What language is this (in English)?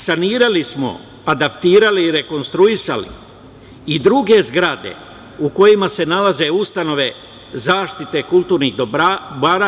Serbian